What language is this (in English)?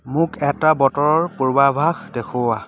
Assamese